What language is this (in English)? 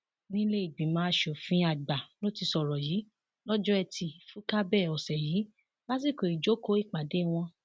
Yoruba